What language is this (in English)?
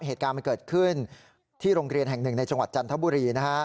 Thai